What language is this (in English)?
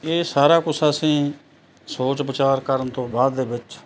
Punjabi